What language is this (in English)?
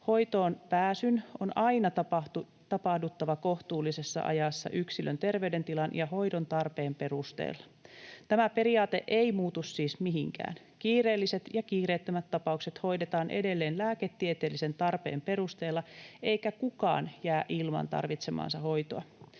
Finnish